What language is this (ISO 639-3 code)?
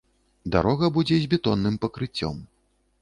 bel